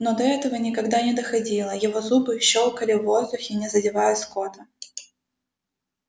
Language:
Russian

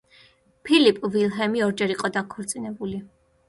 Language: Georgian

